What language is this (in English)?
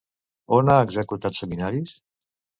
Catalan